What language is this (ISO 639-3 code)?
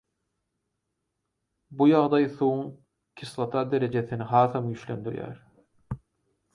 tuk